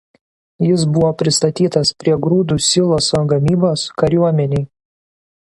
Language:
Lithuanian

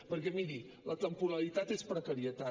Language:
Catalan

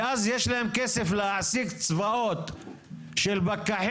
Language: Hebrew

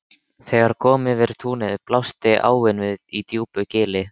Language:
Icelandic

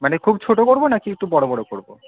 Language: Bangla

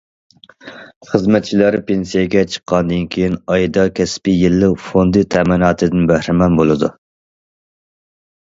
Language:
Uyghur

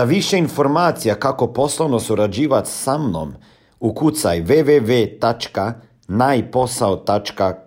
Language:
Croatian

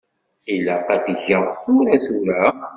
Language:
Kabyle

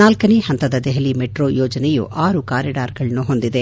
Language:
Kannada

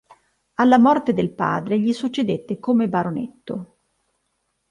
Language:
Italian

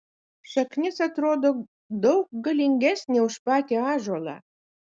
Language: Lithuanian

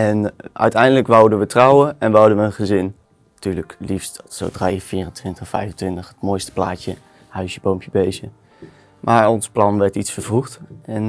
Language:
Dutch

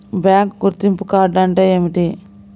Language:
Telugu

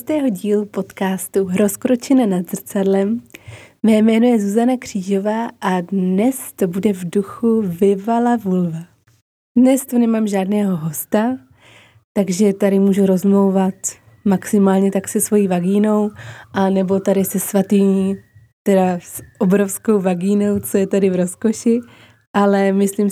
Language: Czech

